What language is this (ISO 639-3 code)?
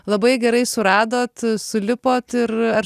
lit